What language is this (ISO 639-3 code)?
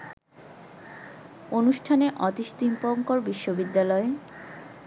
ben